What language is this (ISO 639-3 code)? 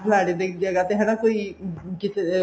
pan